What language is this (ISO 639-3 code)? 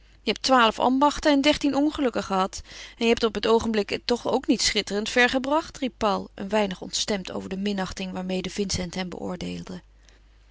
nld